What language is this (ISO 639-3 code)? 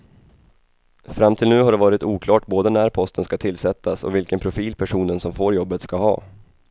swe